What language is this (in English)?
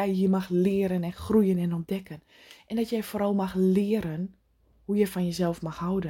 Dutch